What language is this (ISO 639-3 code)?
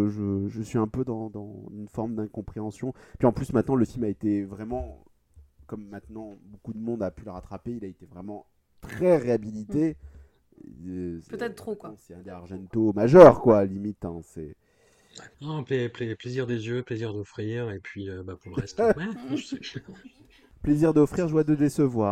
fra